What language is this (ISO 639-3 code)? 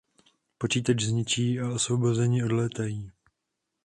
ces